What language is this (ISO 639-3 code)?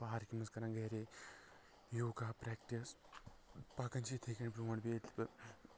kas